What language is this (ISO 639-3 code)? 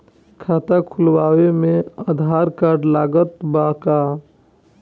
bho